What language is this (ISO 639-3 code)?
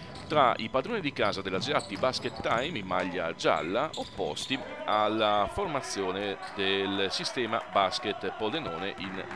ita